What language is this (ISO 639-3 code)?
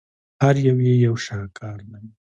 pus